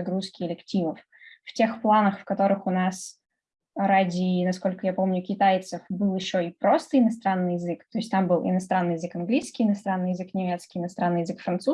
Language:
Russian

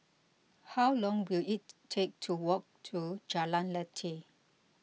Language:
English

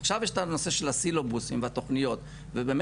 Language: Hebrew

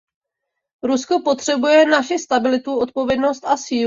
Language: Czech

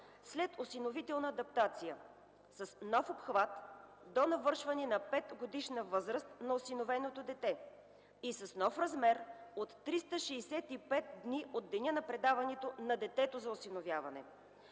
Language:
Bulgarian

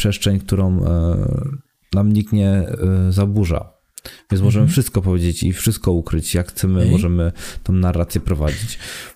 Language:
Polish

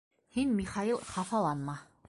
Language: Bashkir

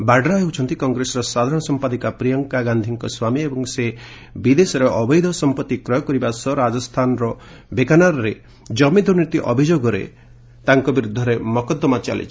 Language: Odia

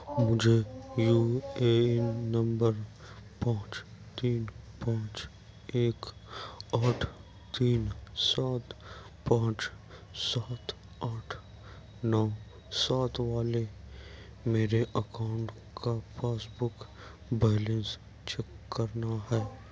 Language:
Urdu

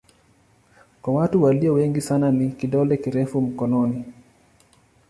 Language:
Swahili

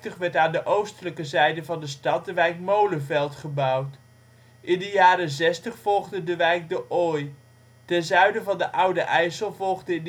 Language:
Dutch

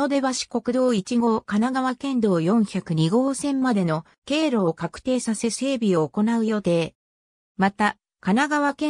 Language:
Japanese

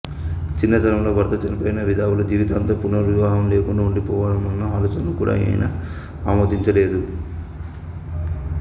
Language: Telugu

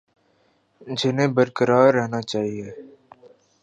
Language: Urdu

